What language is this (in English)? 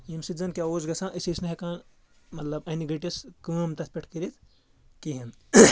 Kashmiri